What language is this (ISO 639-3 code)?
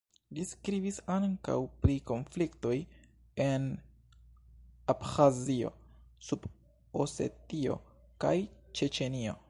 epo